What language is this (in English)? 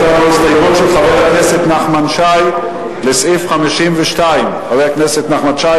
Hebrew